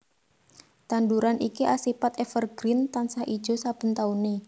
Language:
Javanese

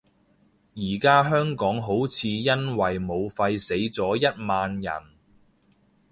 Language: Cantonese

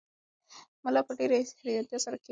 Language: Pashto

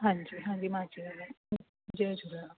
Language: Sindhi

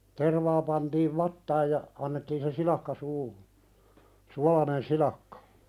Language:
Finnish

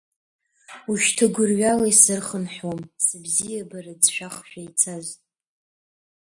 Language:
Abkhazian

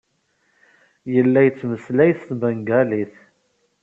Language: Kabyle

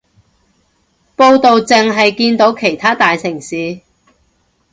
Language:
Cantonese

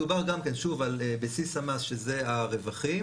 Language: Hebrew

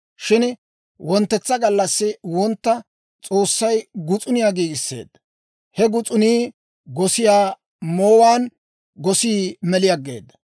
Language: Dawro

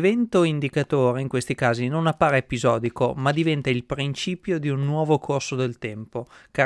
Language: Italian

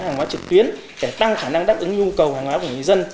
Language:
Vietnamese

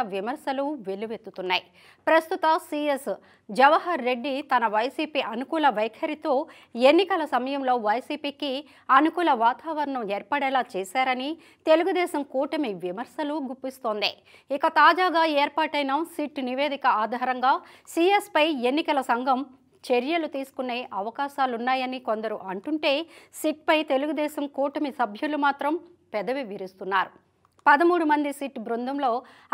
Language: Telugu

